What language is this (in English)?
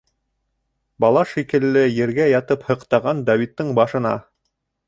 Bashkir